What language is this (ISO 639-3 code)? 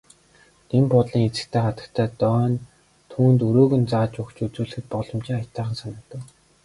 mon